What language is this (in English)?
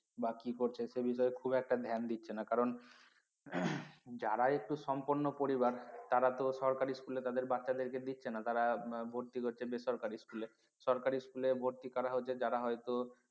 Bangla